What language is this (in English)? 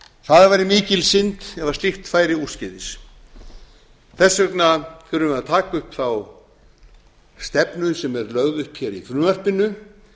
Icelandic